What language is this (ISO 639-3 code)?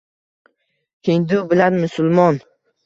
uzb